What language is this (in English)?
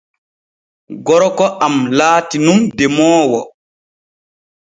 Borgu Fulfulde